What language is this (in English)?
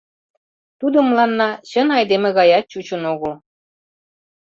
Mari